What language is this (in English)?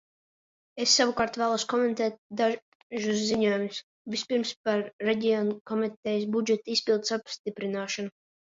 Latvian